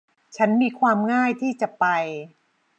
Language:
Thai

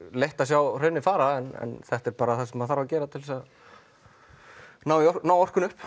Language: Icelandic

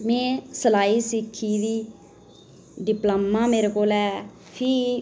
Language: Dogri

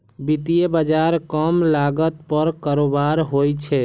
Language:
Maithili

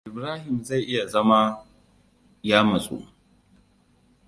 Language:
Hausa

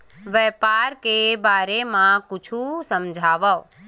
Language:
Chhattisgarhi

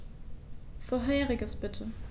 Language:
German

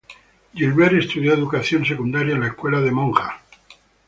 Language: Spanish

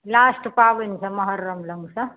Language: Maithili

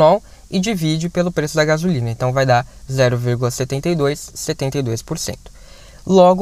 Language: Portuguese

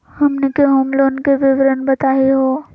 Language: Magahi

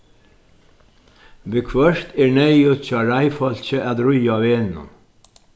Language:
Faroese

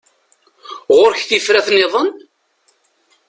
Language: Kabyle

